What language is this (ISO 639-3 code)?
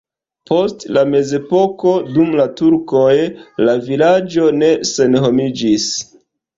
epo